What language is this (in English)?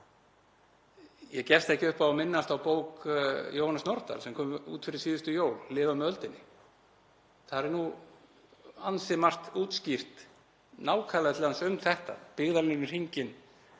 Icelandic